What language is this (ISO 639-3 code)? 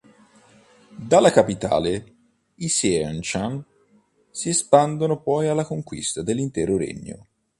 ita